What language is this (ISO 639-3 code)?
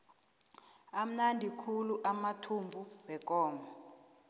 nbl